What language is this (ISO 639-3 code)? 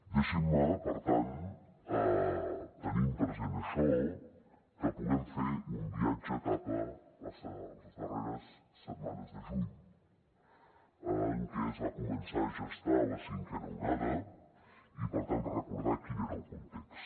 cat